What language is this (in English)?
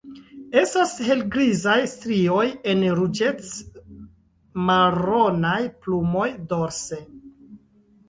Esperanto